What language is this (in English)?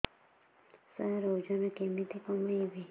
Odia